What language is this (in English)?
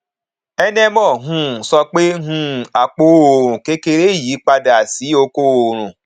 Yoruba